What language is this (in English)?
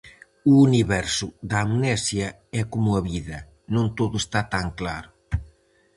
Galician